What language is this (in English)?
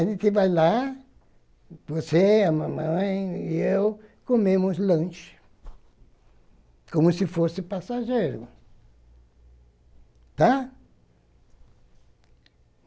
Portuguese